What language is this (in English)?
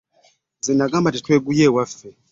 Ganda